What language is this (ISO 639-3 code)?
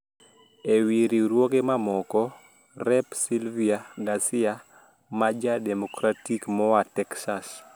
luo